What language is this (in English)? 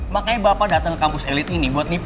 Indonesian